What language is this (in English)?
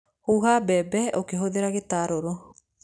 Kikuyu